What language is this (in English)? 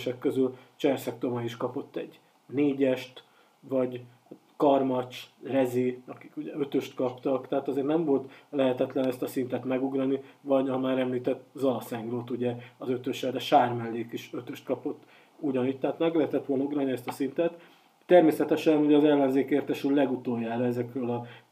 Hungarian